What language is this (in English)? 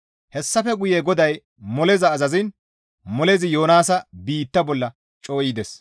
Gamo